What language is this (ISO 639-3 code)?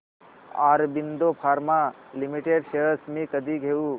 mar